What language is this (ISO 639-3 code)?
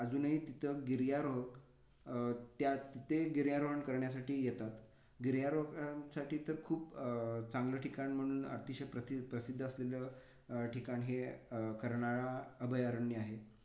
mar